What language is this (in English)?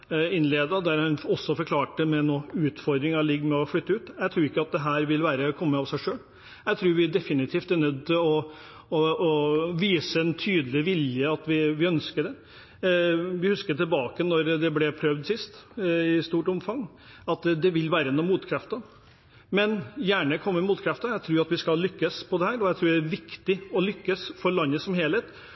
Norwegian Bokmål